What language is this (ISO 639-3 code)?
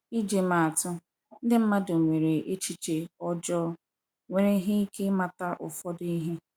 ibo